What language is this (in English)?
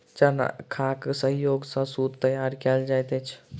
Maithili